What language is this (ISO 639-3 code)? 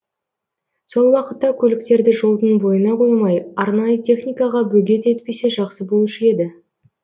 kaz